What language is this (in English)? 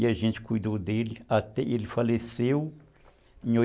Portuguese